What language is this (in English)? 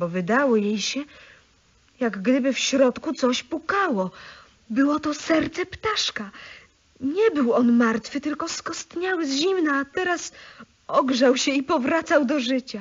Polish